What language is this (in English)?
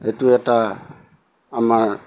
Assamese